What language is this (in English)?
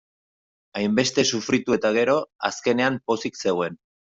Basque